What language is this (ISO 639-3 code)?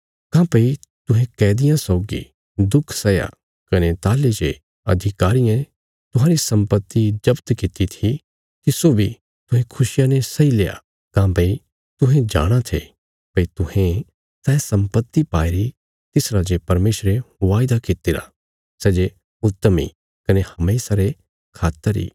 kfs